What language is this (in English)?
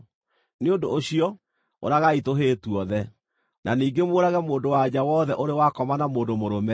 Kikuyu